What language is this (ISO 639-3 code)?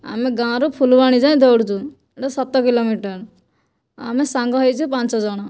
ori